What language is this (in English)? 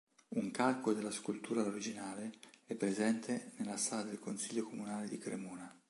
Italian